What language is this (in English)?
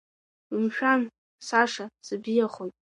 Abkhazian